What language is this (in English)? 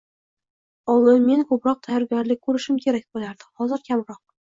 Uzbek